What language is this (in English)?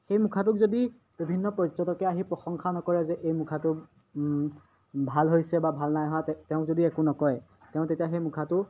Assamese